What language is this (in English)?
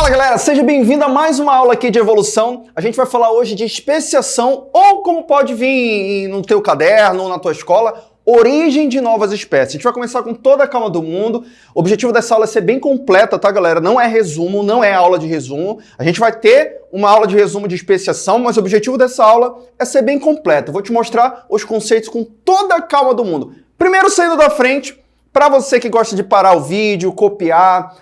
Portuguese